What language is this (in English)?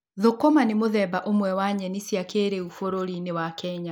Kikuyu